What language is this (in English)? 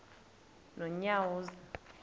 Xhosa